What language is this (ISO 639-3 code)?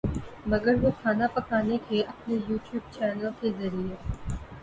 urd